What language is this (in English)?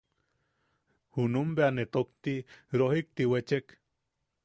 Yaqui